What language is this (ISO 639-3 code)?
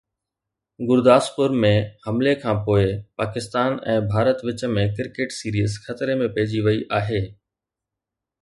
snd